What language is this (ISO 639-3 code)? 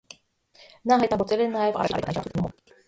hye